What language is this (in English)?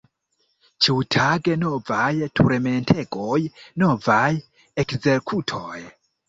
Esperanto